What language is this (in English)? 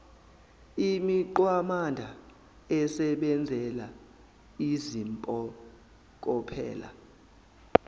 Zulu